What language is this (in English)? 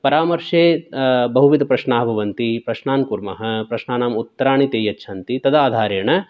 Sanskrit